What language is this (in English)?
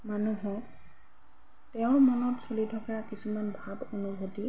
Assamese